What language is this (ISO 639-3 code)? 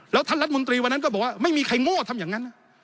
tha